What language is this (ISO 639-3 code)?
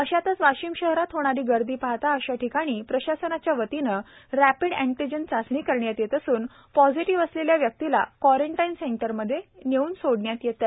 mar